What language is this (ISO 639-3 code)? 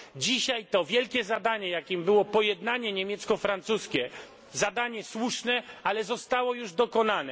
pol